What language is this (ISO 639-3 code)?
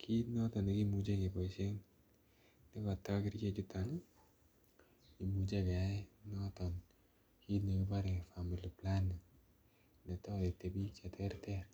kln